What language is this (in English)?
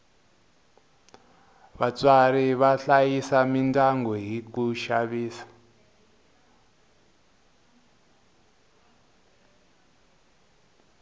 Tsonga